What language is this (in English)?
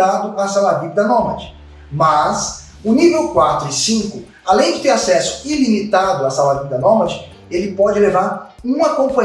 Portuguese